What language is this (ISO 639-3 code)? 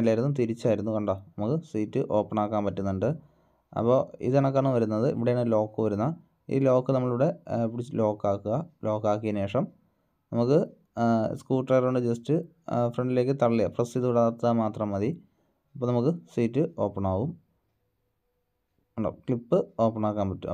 mal